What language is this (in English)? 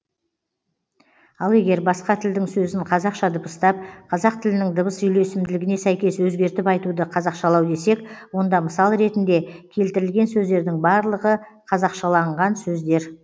Kazakh